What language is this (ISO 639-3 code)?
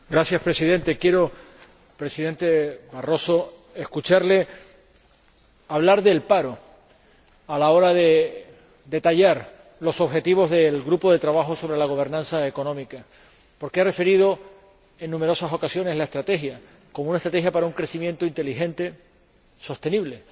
spa